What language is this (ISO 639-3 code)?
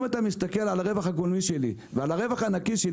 heb